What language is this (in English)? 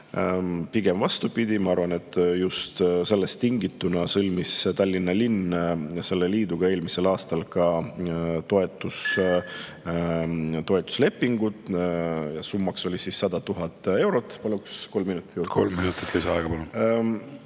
Estonian